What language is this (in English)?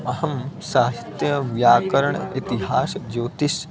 Sanskrit